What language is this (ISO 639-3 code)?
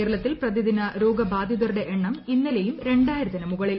mal